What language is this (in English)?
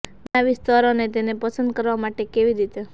Gujarati